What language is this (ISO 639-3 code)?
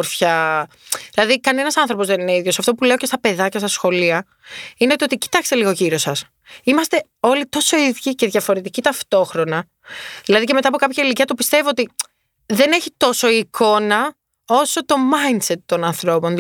ell